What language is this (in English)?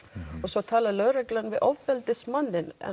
Icelandic